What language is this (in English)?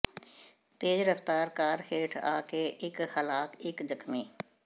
Punjabi